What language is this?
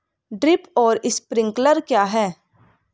Hindi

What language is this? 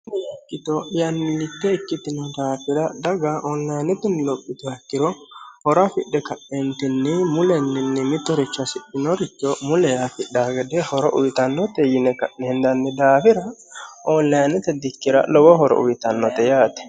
Sidamo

